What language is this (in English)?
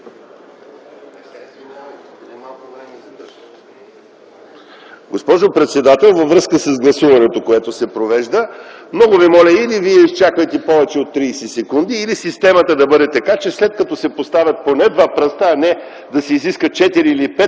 Bulgarian